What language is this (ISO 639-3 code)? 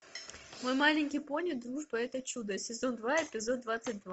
rus